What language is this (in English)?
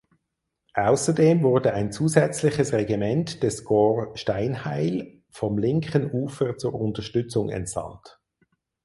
German